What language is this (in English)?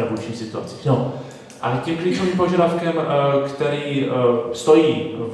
Czech